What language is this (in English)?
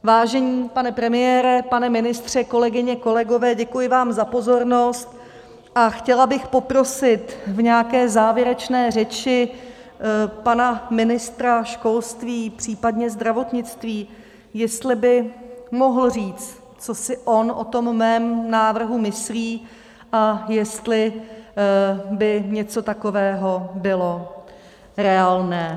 Czech